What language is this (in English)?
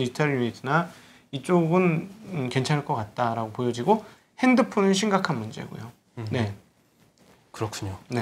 Korean